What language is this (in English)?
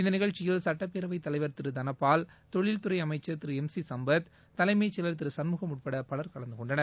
Tamil